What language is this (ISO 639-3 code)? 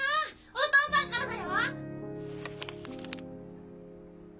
jpn